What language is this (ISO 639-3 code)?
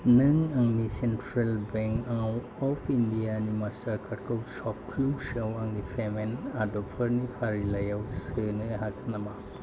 brx